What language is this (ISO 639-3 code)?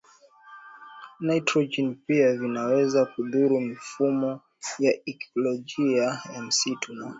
swa